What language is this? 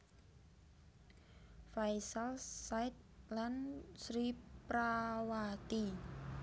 Javanese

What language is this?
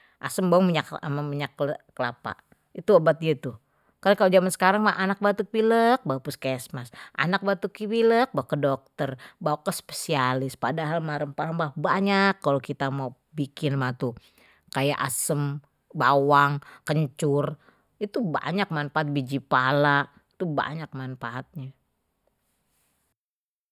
Betawi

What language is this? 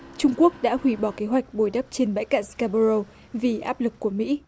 Vietnamese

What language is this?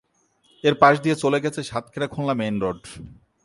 Bangla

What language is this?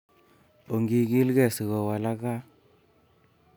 Kalenjin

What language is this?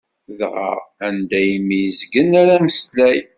Kabyle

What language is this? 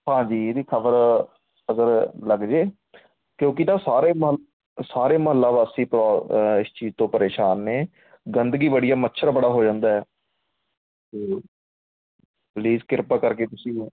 Punjabi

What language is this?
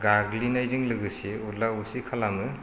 Bodo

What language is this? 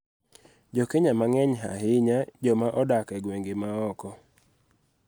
Luo (Kenya and Tanzania)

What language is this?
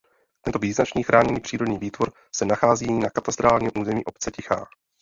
Czech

